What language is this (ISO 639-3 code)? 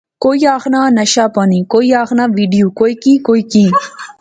phr